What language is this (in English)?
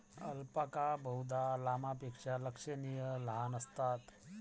Marathi